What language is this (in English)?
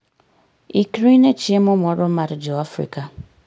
Luo (Kenya and Tanzania)